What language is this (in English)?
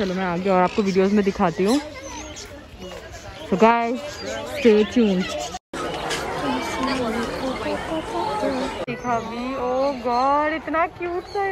Hindi